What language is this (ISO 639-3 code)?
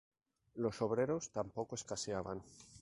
spa